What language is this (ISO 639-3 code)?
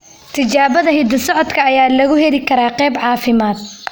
som